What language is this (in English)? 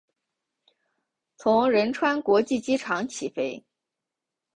Chinese